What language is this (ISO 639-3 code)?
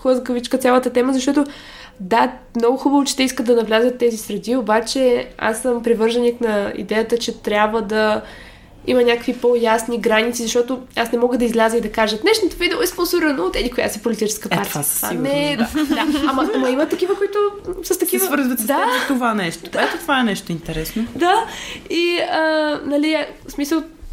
bul